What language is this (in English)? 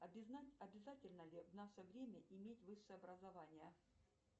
Russian